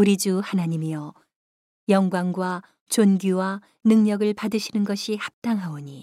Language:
Korean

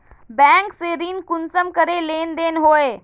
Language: Magahi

